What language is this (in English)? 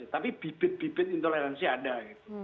Indonesian